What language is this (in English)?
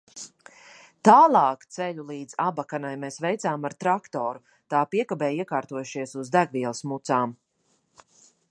Latvian